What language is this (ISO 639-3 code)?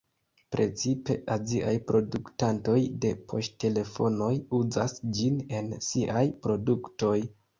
epo